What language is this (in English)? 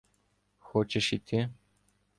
Ukrainian